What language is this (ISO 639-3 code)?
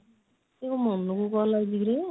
ori